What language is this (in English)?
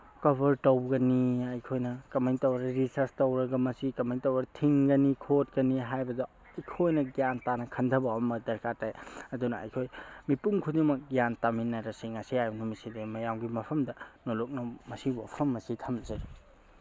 Manipuri